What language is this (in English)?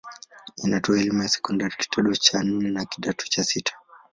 Swahili